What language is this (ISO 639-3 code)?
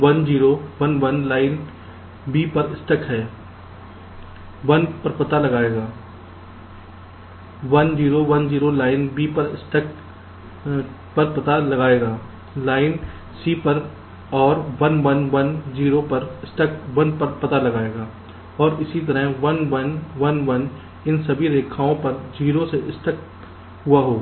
hin